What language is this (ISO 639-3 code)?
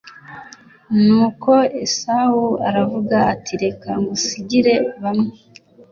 kin